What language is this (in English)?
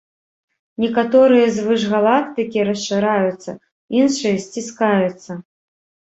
Belarusian